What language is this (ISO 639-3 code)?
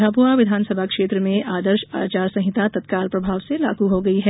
hin